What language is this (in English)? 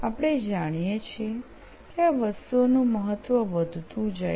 Gujarati